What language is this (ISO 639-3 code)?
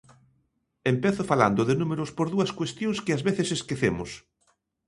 glg